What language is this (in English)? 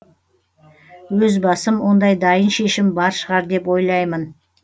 Kazakh